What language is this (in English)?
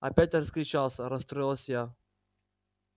Russian